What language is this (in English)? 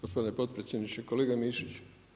Croatian